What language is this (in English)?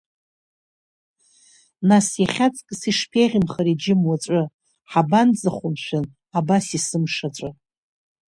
Abkhazian